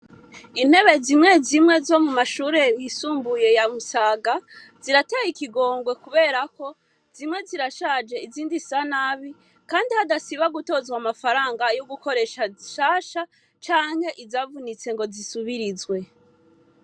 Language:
Rundi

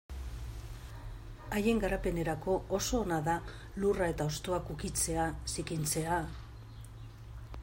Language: Basque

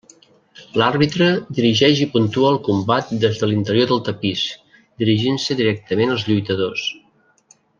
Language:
Catalan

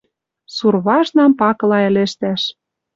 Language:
Western Mari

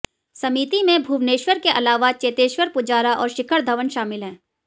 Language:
Hindi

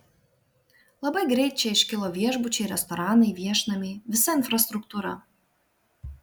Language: Lithuanian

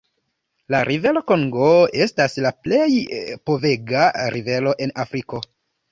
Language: Esperanto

